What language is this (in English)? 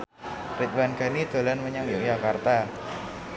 Javanese